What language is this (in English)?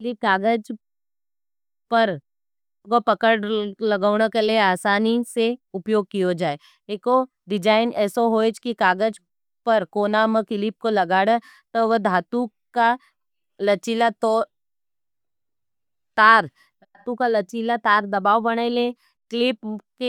Nimadi